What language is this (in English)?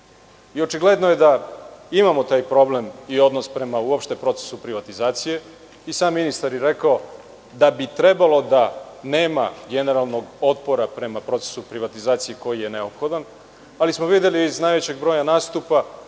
Serbian